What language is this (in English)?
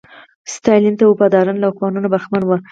Pashto